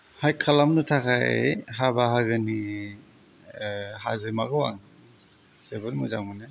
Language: Bodo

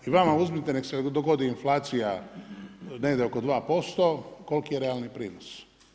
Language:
Croatian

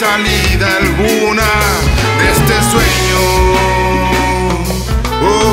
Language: Italian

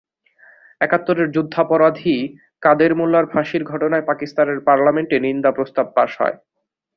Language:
Bangla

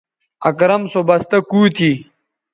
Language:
Bateri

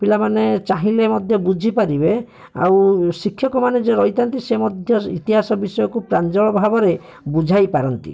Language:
Odia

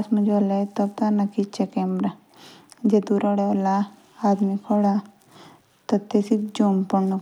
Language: Jaunsari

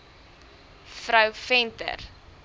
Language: Afrikaans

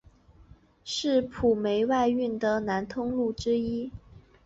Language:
Chinese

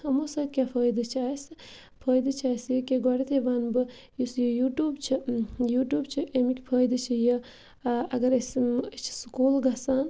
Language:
Kashmiri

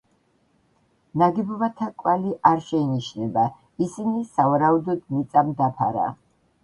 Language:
Georgian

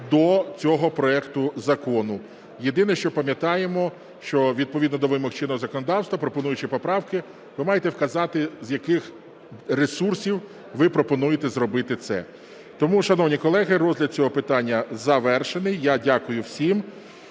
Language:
Ukrainian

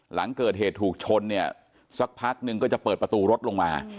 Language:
Thai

